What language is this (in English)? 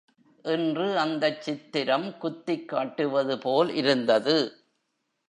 Tamil